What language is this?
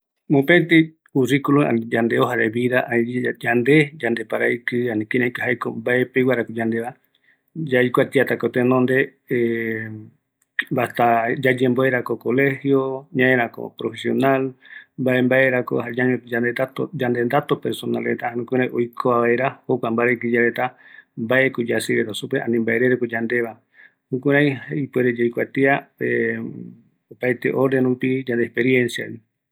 Eastern Bolivian Guaraní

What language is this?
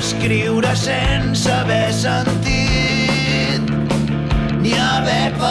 Catalan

